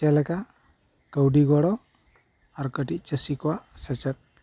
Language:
Santali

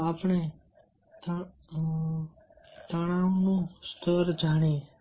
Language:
Gujarati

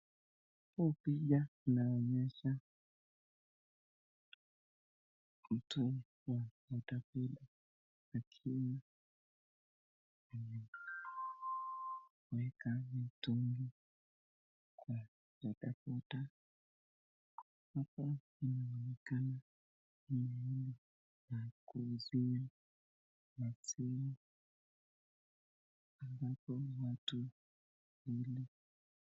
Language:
Swahili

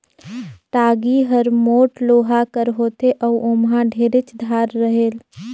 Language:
Chhattisgarhi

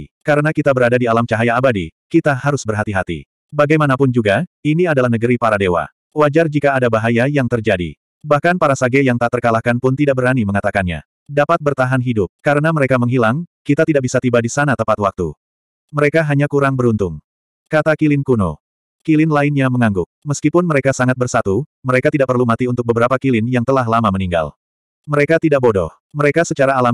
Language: Indonesian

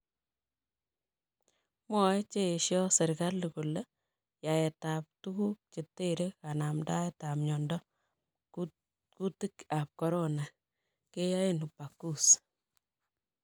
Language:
Kalenjin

